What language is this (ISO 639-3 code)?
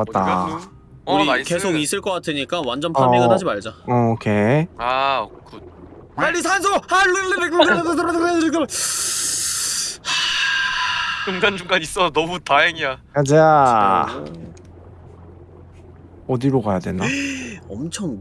kor